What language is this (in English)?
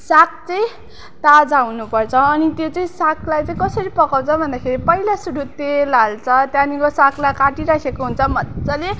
Nepali